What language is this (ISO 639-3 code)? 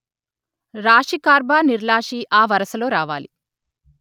tel